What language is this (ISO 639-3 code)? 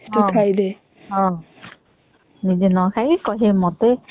ori